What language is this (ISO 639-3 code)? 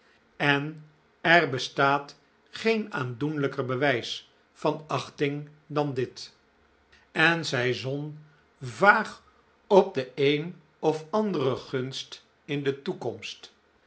nld